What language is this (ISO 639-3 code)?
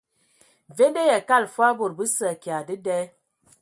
ewo